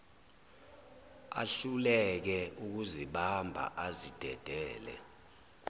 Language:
Zulu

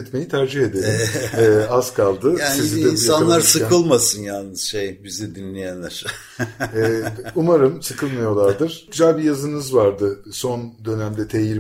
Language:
Turkish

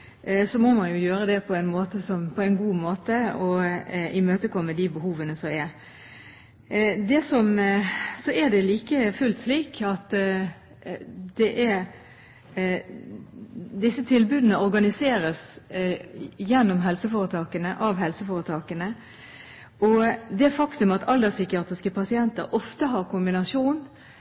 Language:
Norwegian Bokmål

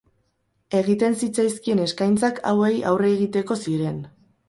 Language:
Basque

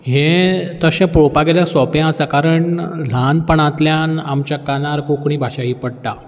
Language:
Konkani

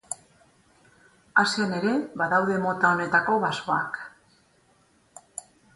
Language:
Basque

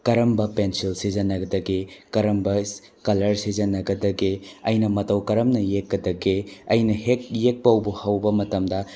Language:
Manipuri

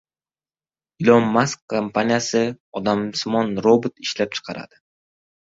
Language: Uzbek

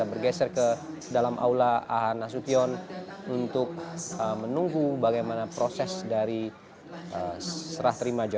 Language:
Indonesian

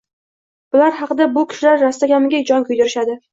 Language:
Uzbek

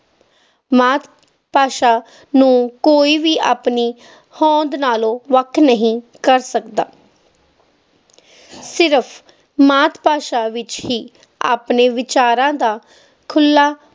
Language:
Punjabi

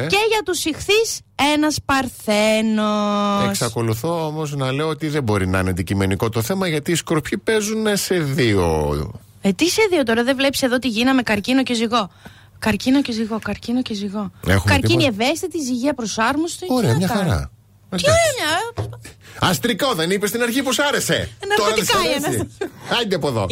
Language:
Greek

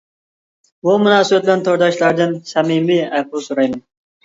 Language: Uyghur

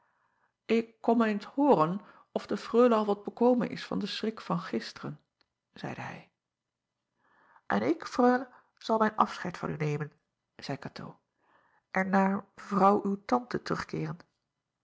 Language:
Dutch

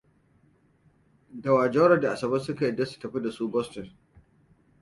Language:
Hausa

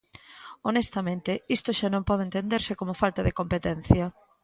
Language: Galician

